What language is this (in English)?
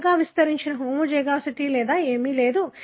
Telugu